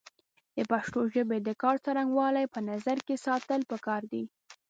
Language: Pashto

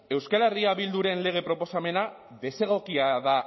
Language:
Basque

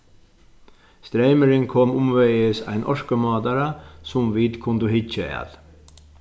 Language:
Faroese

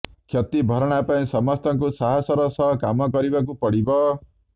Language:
Odia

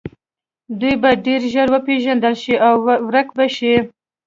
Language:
Pashto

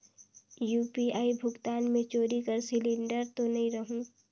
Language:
Chhattisgarhi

